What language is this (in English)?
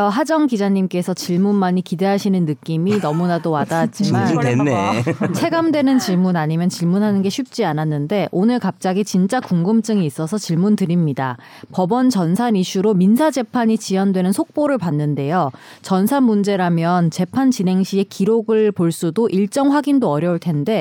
Korean